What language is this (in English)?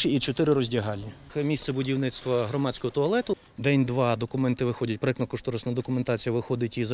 Ukrainian